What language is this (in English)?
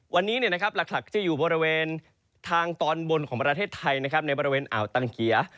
Thai